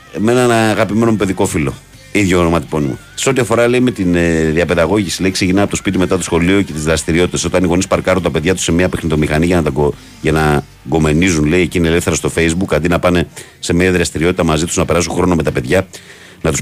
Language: Greek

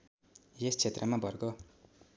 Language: Nepali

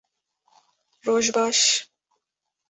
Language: Kurdish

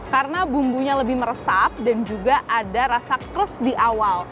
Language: Indonesian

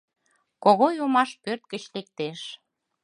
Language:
Mari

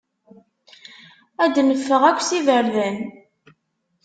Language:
Kabyle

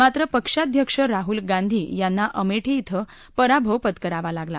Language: Marathi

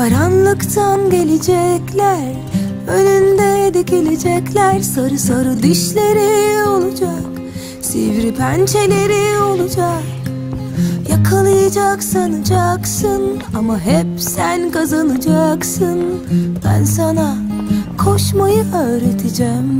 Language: Turkish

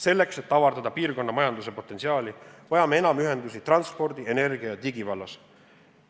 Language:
Estonian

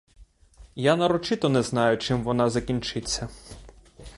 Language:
Ukrainian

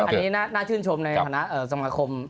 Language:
Thai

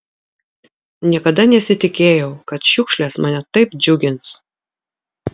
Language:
Lithuanian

